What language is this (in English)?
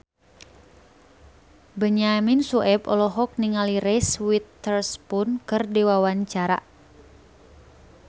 Sundanese